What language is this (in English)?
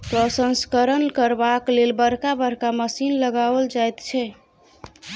Maithili